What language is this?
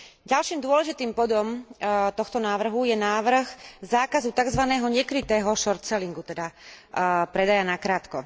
Slovak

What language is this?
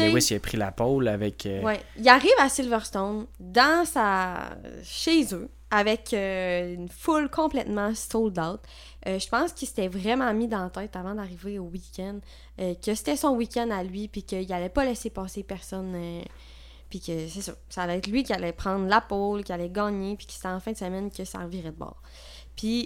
French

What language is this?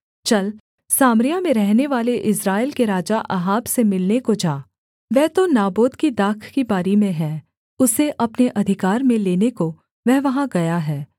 Hindi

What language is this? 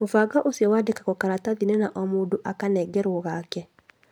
Kikuyu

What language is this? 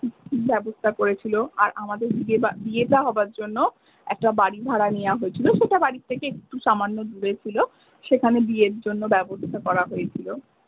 Bangla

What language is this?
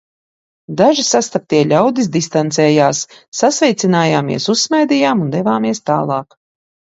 Latvian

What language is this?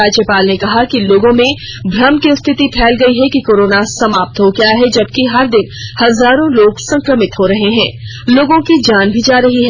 Hindi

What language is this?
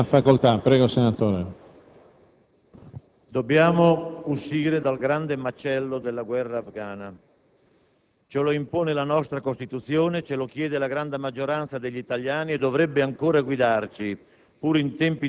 Italian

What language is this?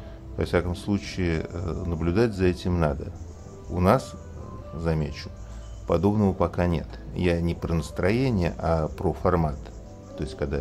Russian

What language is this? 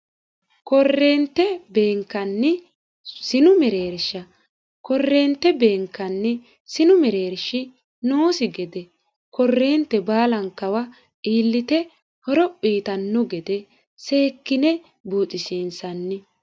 Sidamo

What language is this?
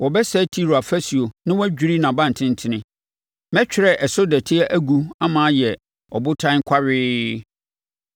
Akan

